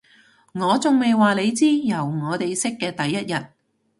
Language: Cantonese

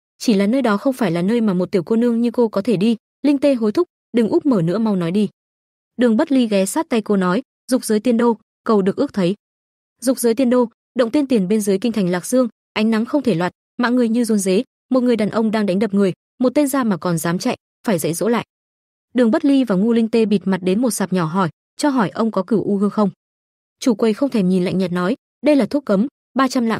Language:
Vietnamese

